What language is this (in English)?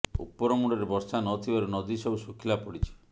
Odia